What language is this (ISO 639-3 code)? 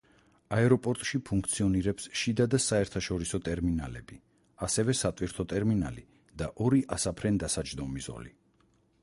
kat